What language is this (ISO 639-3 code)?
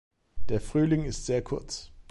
deu